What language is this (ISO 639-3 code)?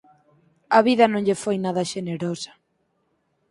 glg